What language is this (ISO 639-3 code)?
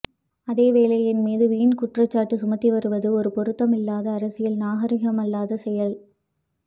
tam